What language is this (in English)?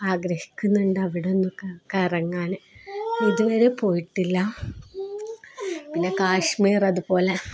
Malayalam